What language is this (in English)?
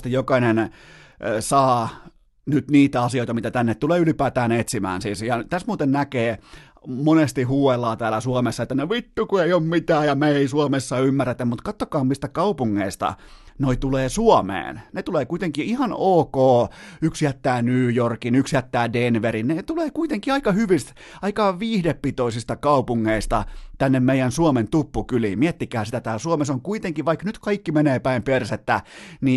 Finnish